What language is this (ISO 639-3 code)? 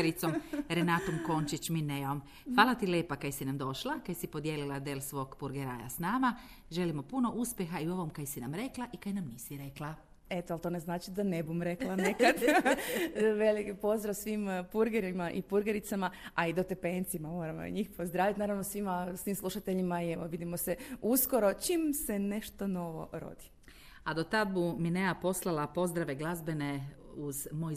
hrv